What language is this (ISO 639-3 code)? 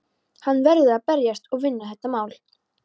isl